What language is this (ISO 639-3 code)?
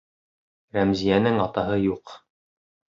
bak